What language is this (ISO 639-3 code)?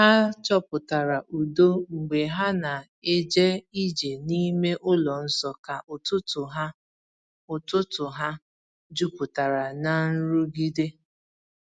ibo